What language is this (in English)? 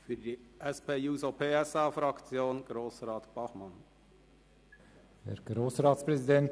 Swiss German